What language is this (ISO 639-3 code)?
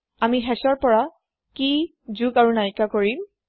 asm